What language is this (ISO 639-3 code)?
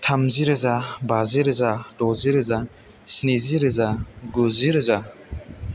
brx